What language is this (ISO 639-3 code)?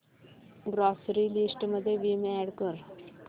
mar